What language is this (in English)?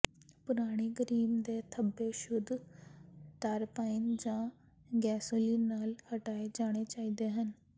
Punjabi